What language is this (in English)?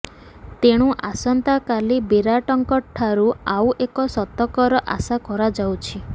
Odia